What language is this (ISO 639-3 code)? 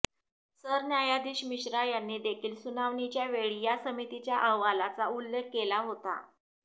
mar